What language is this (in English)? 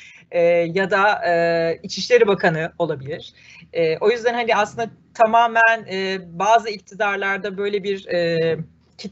Turkish